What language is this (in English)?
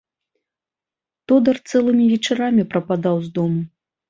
Belarusian